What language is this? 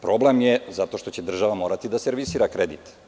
Serbian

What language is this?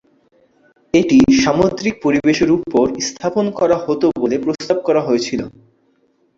Bangla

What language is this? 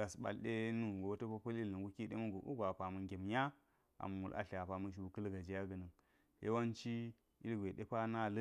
Geji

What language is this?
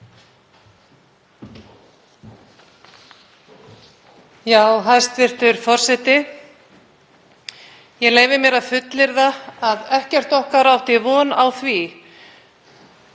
Icelandic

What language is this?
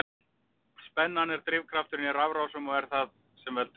Icelandic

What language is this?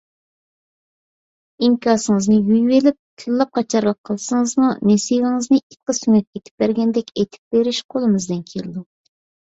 Uyghur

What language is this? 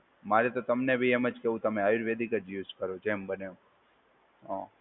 Gujarati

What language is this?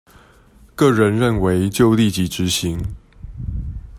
Chinese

